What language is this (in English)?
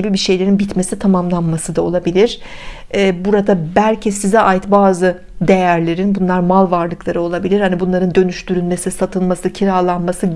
Turkish